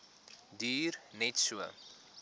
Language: Afrikaans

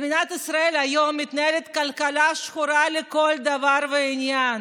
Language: Hebrew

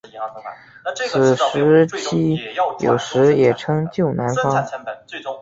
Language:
Chinese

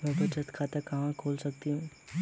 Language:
Hindi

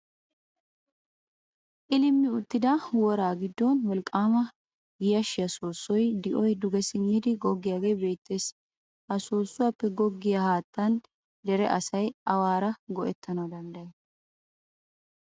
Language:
Wolaytta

